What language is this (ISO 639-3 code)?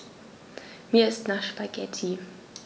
deu